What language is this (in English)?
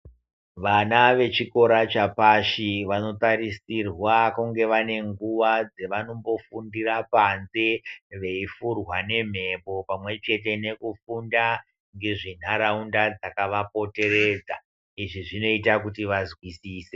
Ndau